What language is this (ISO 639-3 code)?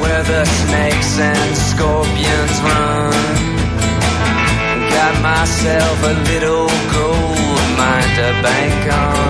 ell